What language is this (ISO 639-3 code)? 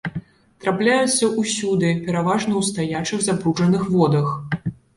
bel